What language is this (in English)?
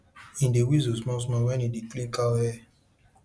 Nigerian Pidgin